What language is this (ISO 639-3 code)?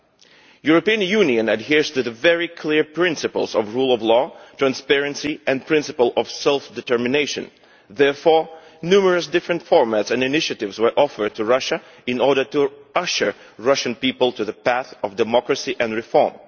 eng